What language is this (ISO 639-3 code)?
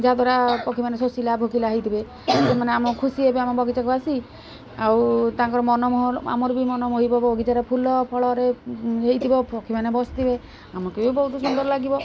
ori